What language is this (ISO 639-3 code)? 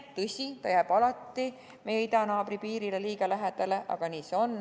est